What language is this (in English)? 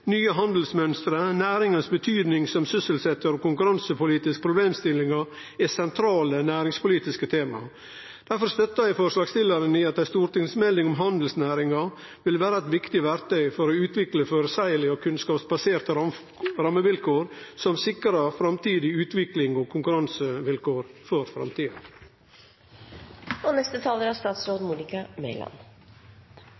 Norwegian